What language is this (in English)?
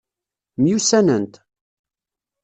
Kabyle